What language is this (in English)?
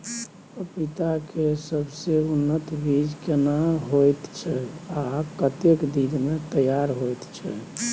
Maithili